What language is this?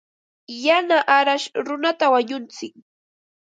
Ambo-Pasco Quechua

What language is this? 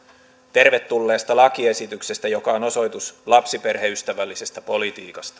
Finnish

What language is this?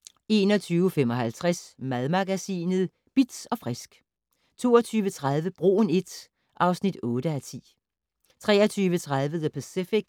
Danish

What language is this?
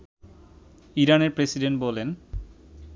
Bangla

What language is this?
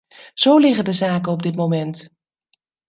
Dutch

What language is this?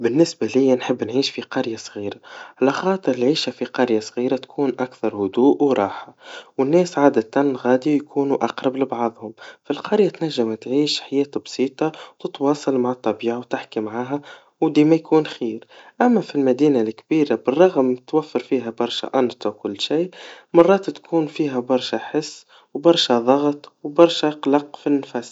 Tunisian Arabic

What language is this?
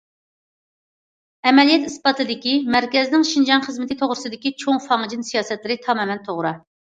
Uyghur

